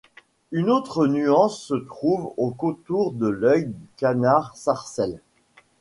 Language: French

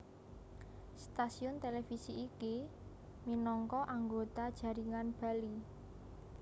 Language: Javanese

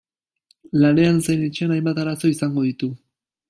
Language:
Basque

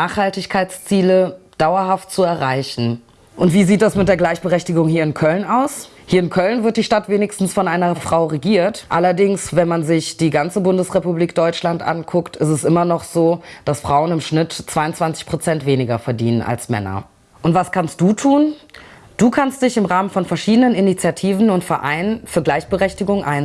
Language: German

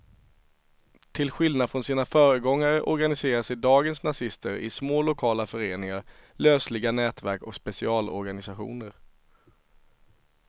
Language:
Swedish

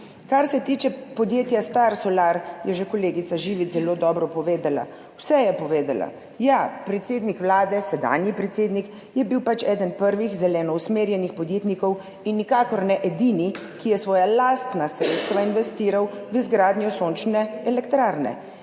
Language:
Slovenian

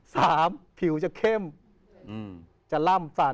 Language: Thai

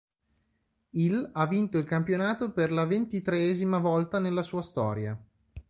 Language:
Italian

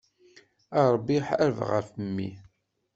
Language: Kabyle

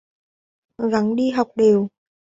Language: Vietnamese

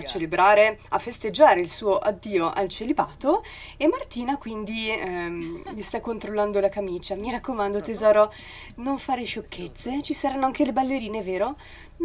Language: Italian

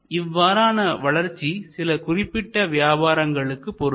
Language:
Tamil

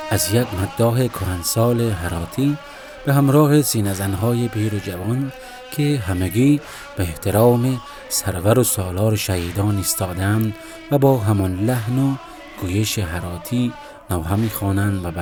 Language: Persian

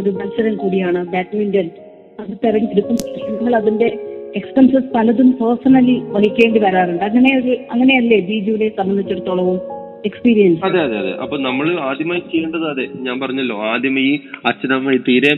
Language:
Malayalam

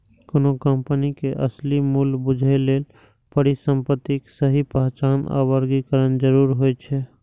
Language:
Maithili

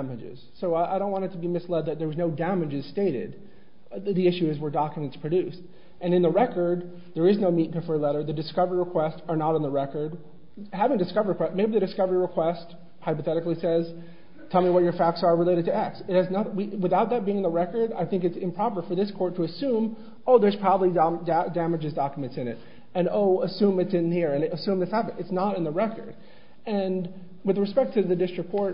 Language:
English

